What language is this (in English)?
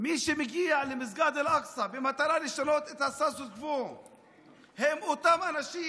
Hebrew